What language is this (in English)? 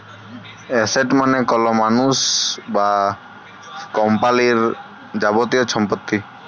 Bangla